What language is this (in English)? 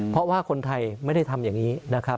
Thai